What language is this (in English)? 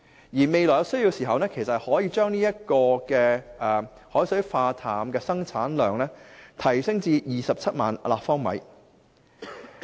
Cantonese